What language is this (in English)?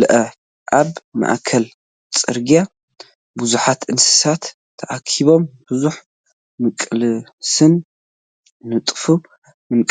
Tigrinya